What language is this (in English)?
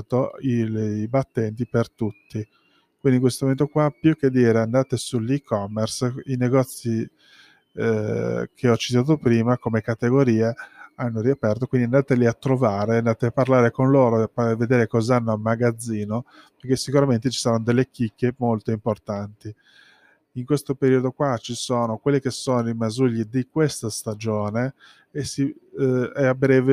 Italian